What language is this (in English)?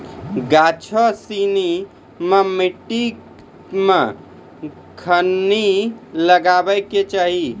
Maithili